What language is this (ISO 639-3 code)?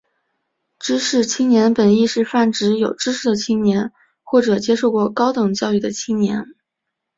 zho